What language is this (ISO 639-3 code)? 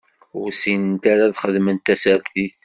kab